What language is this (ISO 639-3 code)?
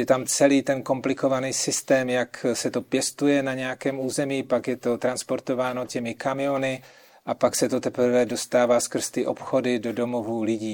ces